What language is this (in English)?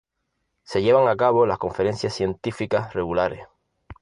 Spanish